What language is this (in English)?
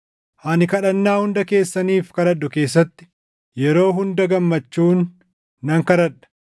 Oromo